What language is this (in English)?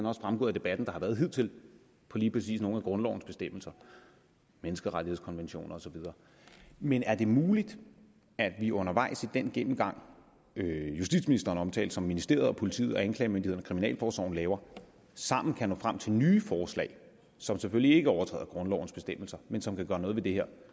Danish